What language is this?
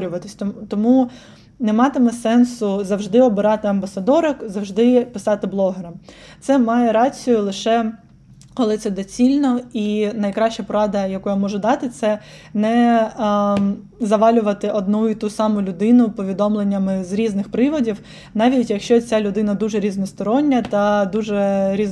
Ukrainian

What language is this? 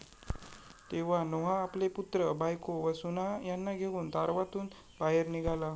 Marathi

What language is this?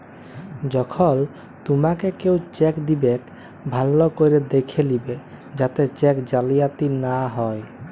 Bangla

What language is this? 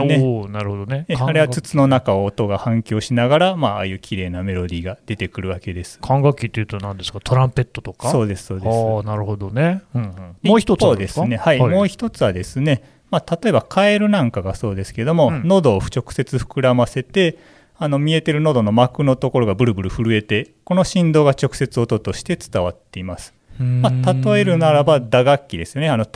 Japanese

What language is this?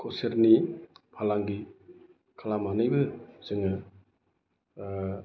Bodo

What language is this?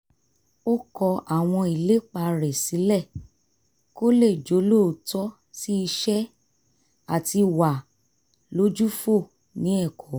Yoruba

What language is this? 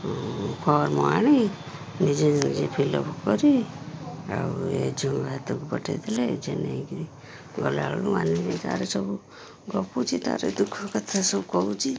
Odia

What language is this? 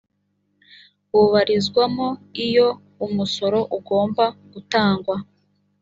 Kinyarwanda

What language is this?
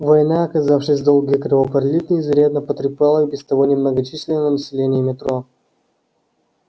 Russian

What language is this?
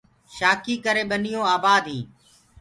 Gurgula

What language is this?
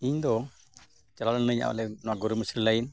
Santali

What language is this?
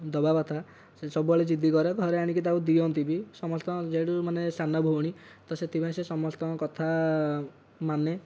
Odia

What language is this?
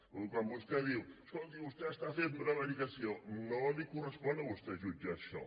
Catalan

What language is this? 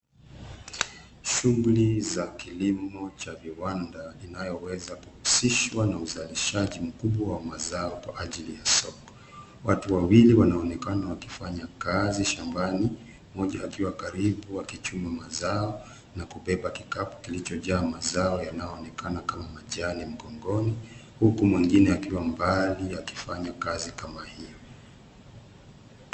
Swahili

